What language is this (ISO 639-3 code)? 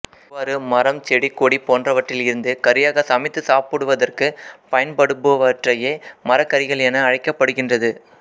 tam